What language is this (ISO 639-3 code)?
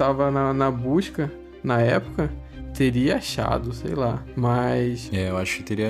por